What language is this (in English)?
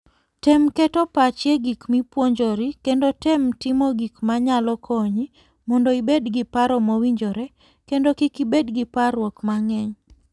Luo (Kenya and Tanzania)